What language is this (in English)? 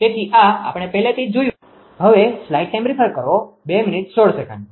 Gujarati